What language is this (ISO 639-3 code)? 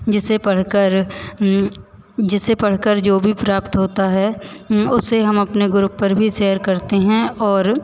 hin